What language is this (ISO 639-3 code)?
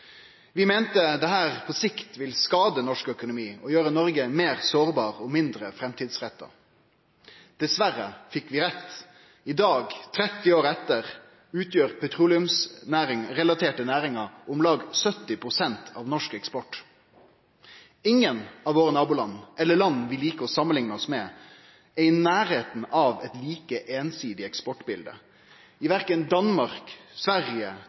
nno